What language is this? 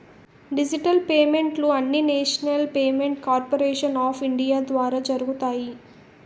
Telugu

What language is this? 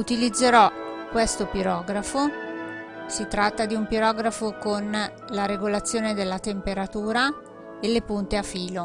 Italian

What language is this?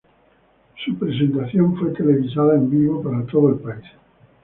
Spanish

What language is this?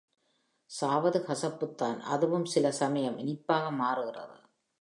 Tamil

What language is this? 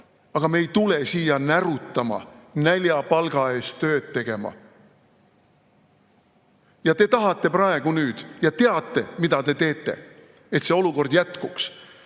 Estonian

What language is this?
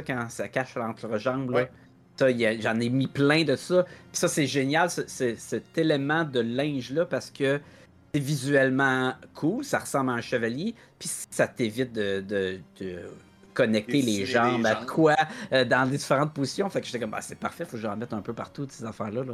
French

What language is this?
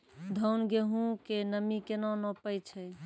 Maithili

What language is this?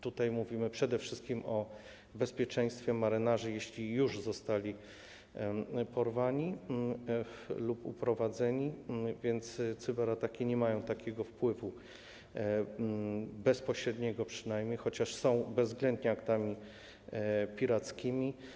Polish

